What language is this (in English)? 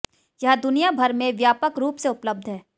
Hindi